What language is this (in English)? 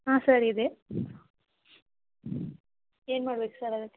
Kannada